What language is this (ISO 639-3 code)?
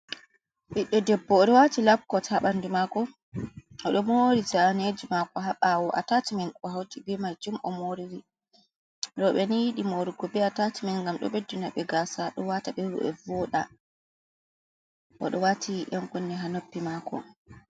ful